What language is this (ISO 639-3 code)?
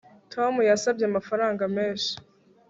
kin